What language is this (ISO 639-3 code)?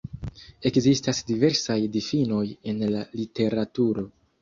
epo